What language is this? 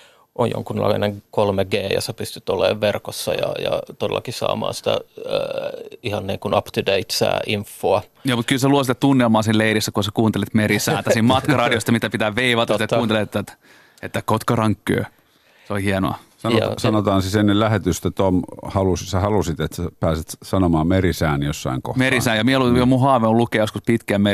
Finnish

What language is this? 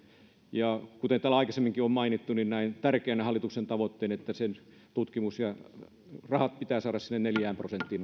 Finnish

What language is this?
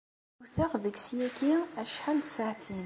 Kabyle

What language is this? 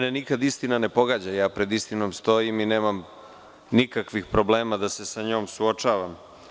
Serbian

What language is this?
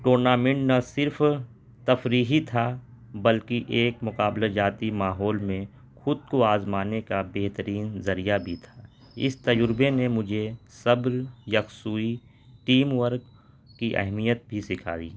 Urdu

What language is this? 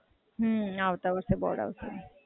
Gujarati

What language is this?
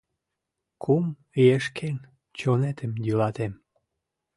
Mari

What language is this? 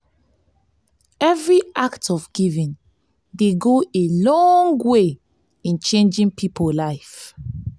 Nigerian Pidgin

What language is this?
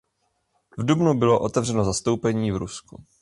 Czech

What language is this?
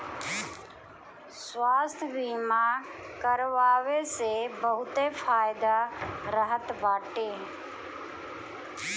Bhojpuri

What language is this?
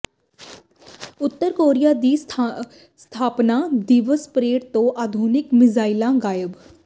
Punjabi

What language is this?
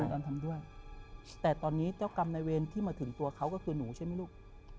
Thai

